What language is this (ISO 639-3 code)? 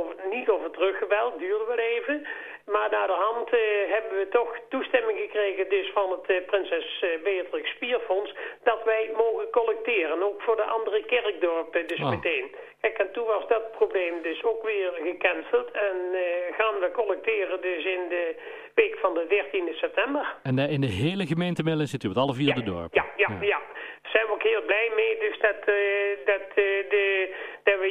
nld